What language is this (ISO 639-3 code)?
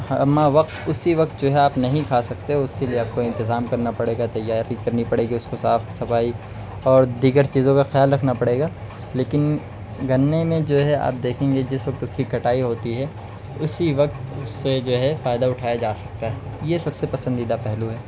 urd